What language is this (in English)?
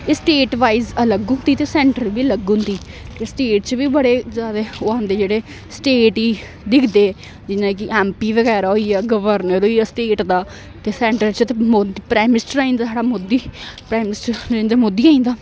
Dogri